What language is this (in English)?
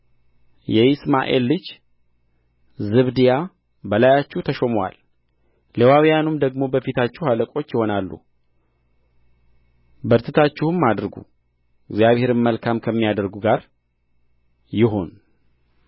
Amharic